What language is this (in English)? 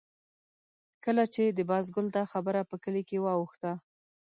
Pashto